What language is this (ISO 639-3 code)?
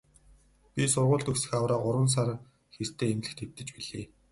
mon